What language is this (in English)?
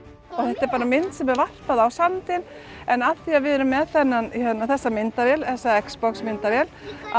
Icelandic